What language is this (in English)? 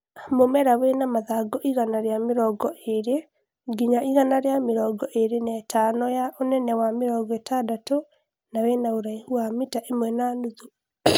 Kikuyu